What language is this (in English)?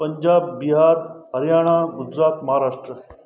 Sindhi